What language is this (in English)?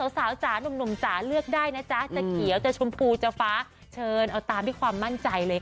Thai